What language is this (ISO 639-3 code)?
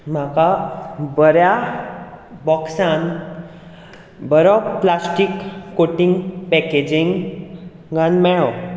kok